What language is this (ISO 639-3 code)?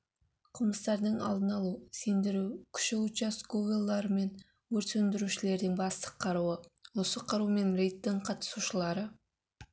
kaz